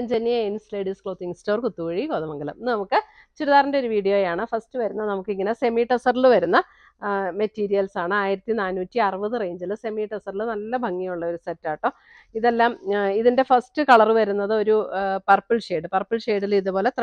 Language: Malayalam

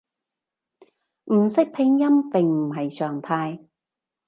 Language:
Cantonese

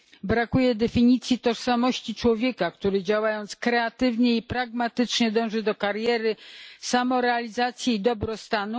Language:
Polish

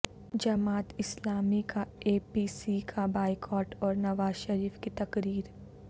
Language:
Urdu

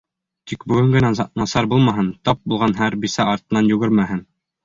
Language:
Bashkir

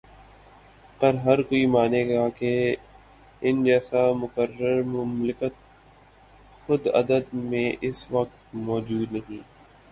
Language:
Urdu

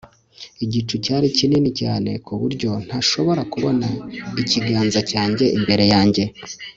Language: Kinyarwanda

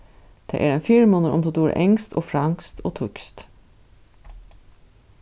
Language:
Faroese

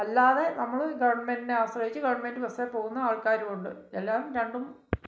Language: Malayalam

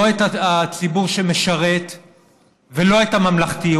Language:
Hebrew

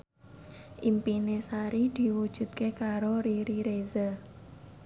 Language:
Javanese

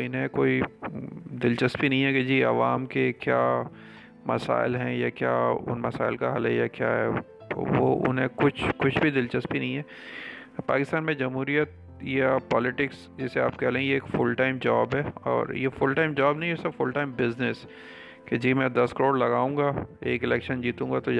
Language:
Urdu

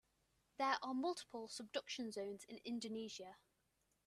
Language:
English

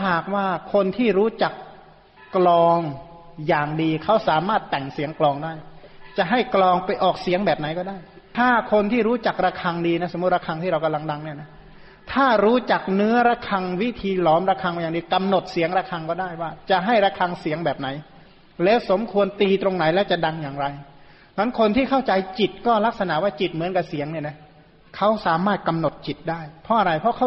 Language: Thai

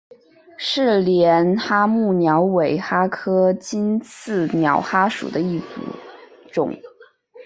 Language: Chinese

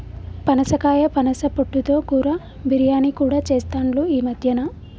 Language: Telugu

